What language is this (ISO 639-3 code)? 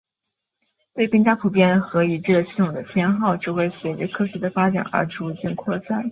zho